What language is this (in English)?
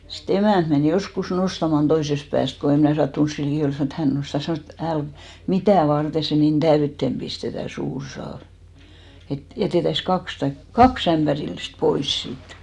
Finnish